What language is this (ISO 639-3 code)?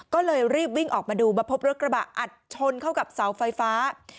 tha